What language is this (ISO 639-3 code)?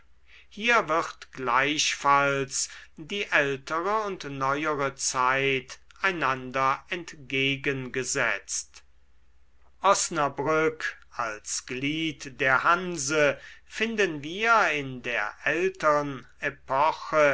deu